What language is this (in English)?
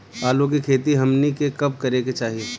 Bhojpuri